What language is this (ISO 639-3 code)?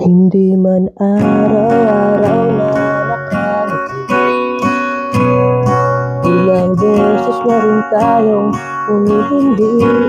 fil